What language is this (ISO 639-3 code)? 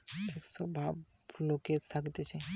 ben